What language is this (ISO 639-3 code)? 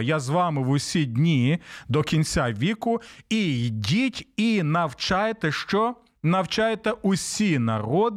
ukr